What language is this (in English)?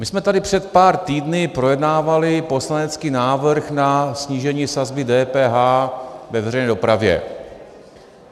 Czech